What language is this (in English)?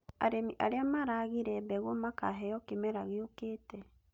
Kikuyu